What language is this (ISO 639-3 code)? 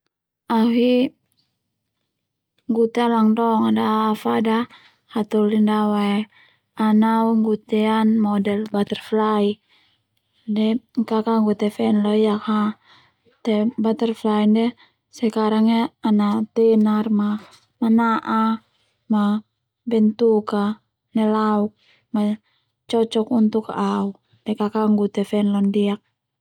twu